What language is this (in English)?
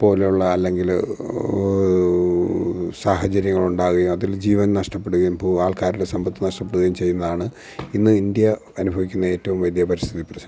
Malayalam